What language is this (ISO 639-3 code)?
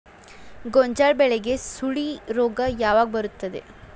kan